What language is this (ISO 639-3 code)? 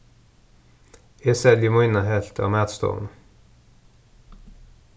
fao